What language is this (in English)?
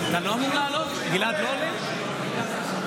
Hebrew